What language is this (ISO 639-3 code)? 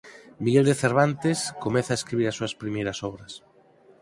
glg